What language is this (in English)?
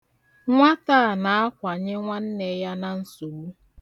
Igbo